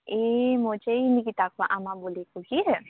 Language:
Nepali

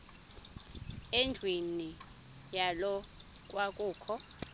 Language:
Xhosa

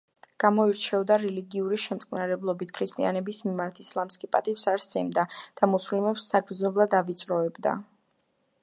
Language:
Georgian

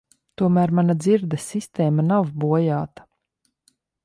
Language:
Latvian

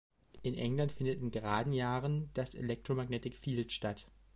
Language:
German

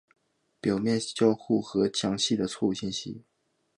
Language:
Chinese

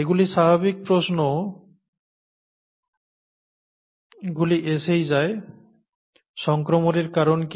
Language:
Bangla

